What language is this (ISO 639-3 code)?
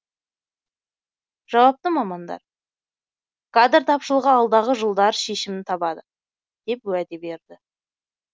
kaz